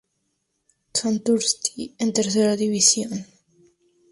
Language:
Spanish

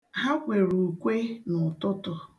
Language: Igbo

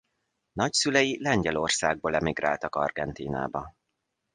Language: Hungarian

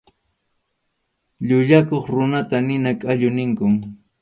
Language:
Arequipa-La Unión Quechua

